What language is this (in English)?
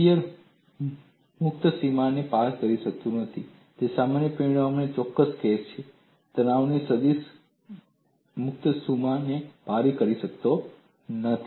Gujarati